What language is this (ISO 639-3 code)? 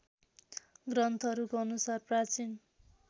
nep